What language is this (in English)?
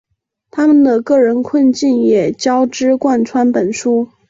Chinese